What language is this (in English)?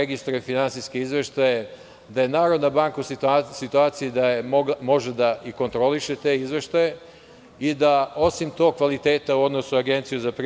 Serbian